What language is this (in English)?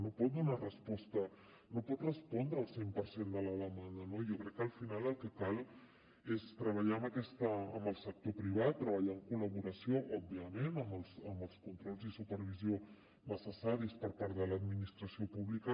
Catalan